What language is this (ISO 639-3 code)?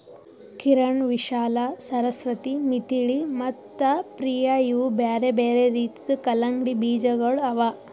kan